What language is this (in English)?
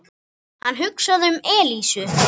Icelandic